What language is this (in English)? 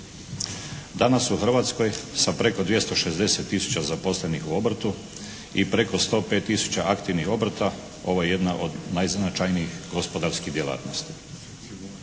Croatian